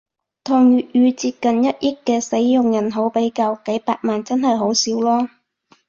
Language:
Cantonese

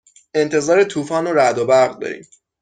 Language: Persian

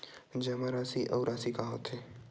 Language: Chhattisgarhi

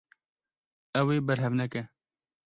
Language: Kurdish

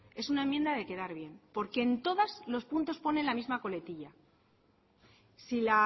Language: Spanish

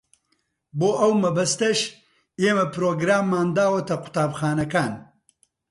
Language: Central Kurdish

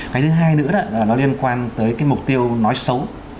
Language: Vietnamese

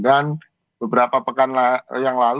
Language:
Indonesian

